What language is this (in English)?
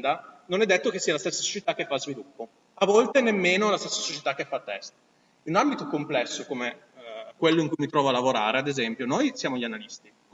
Italian